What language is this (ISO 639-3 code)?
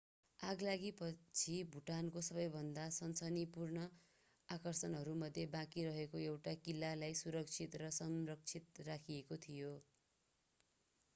nep